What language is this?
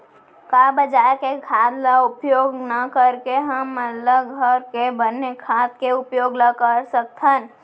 Chhattisgarhi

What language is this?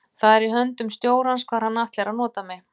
Icelandic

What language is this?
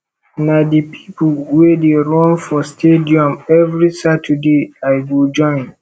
Nigerian Pidgin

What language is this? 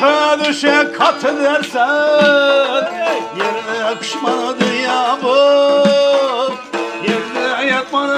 Arabic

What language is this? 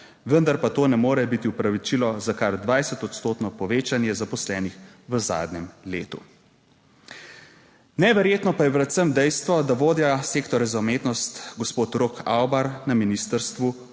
Slovenian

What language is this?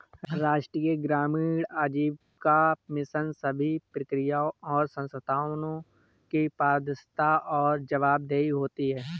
Hindi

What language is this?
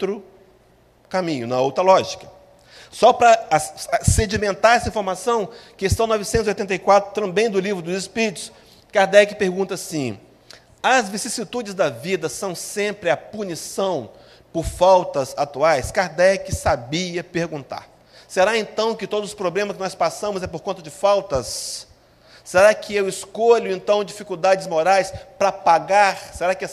Portuguese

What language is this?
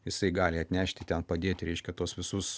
Lithuanian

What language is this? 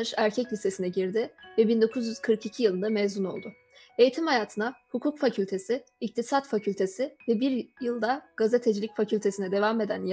Turkish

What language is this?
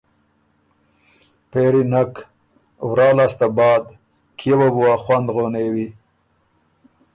Ormuri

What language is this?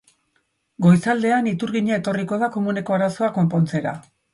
Basque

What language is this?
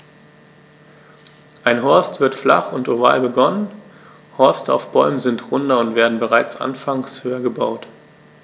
German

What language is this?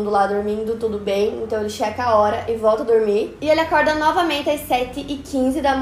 Portuguese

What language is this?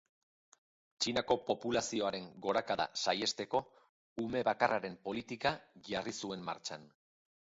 Basque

